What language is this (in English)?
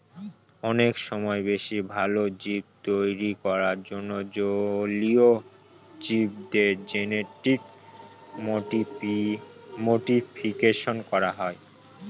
Bangla